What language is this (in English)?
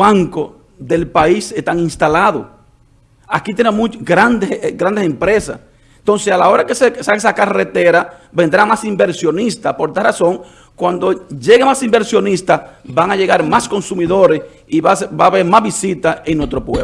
Spanish